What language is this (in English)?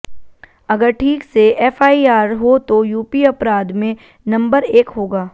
Hindi